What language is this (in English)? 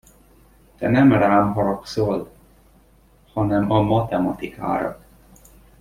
Hungarian